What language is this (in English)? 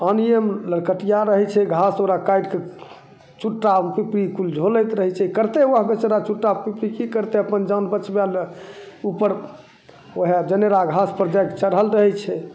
Maithili